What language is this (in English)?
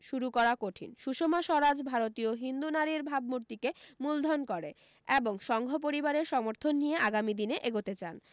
Bangla